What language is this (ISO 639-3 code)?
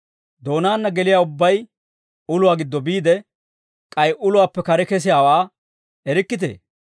dwr